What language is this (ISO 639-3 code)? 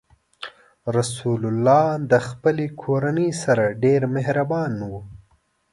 pus